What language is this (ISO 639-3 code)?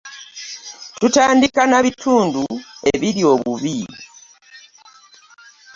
lug